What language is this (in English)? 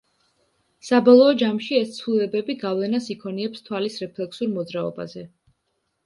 Georgian